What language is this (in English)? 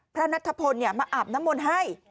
Thai